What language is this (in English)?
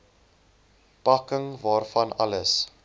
Afrikaans